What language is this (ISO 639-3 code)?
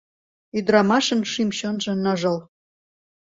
chm